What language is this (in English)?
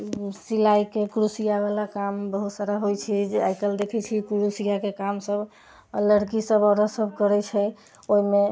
Maithili